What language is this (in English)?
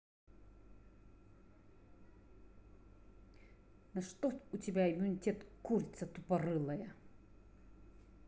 Russian